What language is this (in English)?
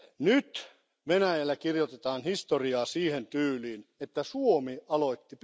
Finnish